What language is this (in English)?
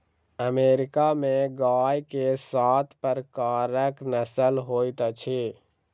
Maithili